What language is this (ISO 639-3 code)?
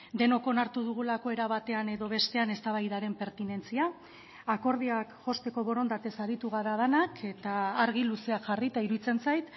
eus